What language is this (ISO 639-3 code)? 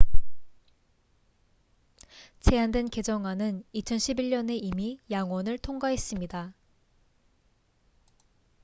kor